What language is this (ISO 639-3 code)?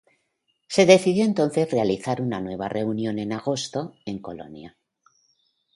spa